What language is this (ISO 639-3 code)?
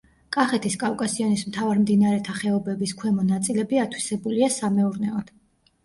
kat